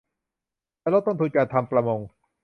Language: Thai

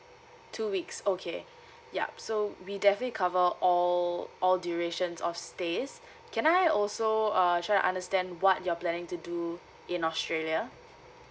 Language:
English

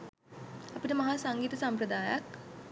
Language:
Sinhala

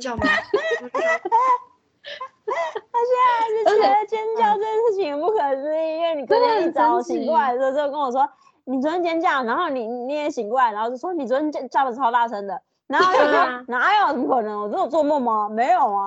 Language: Chinese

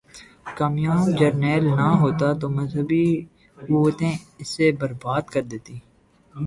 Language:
Urdu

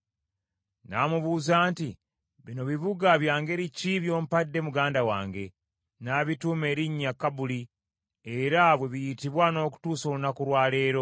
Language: Ganda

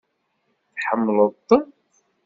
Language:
Kabyle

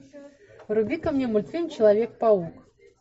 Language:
Russian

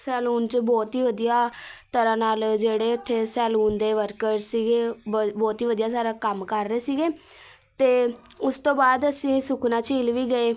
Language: Punjabi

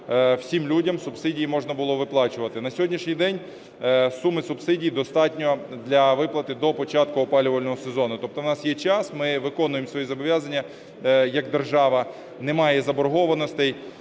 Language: Ukrainian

